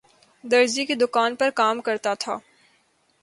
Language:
Urdu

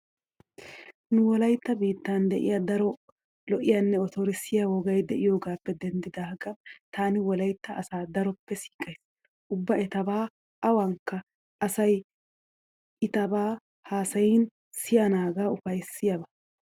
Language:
Wolaytta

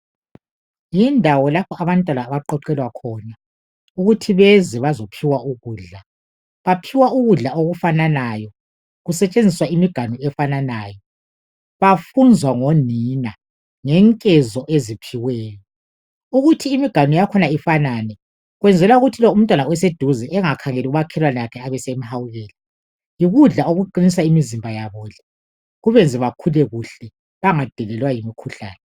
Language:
North Ndebele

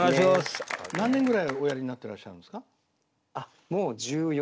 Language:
Japanese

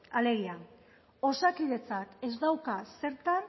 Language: Basque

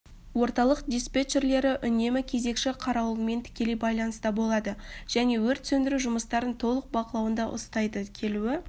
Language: Kazakh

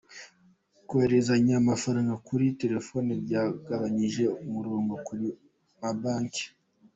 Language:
Kinyarwanda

